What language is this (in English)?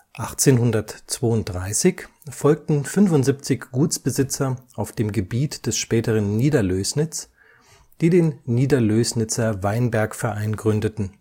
German